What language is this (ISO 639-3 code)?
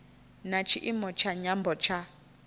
ven